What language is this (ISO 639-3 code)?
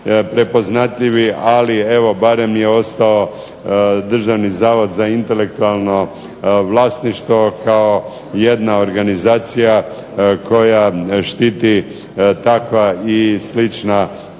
hrv